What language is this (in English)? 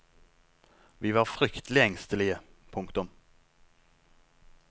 Norwegian